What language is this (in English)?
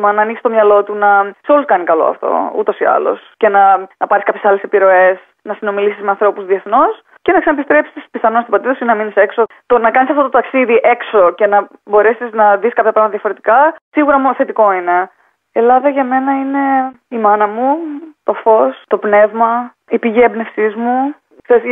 Greek